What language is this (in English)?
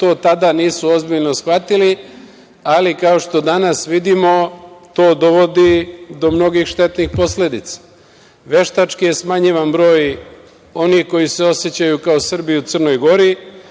Serbian